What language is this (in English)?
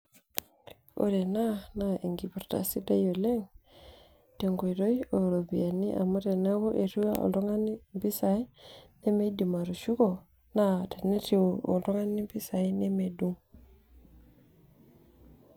Masai